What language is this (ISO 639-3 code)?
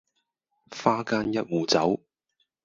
yue